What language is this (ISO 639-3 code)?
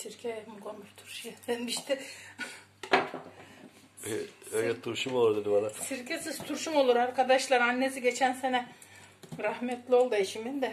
tur